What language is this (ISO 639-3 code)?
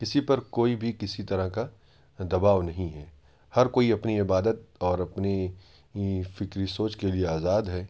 urd